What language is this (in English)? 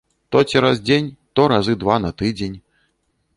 Belarusian